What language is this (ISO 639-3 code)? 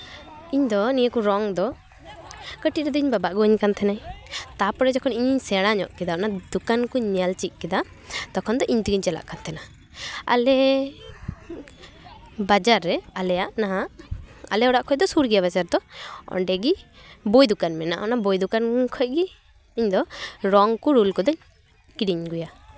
sat